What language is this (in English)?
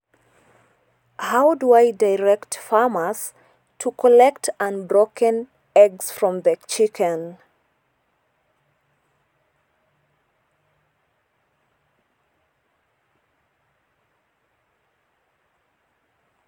Masai